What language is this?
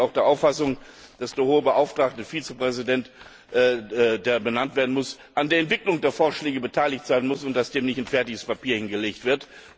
German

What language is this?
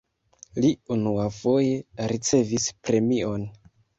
Esperanto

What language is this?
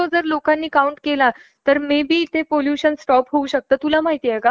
Marathi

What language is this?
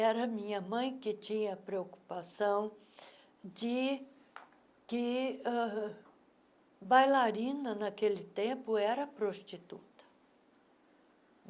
Portuguese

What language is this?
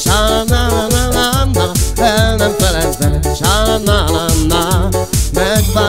Hungarian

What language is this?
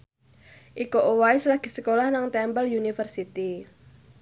Javanese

